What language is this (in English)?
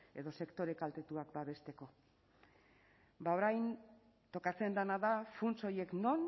Basque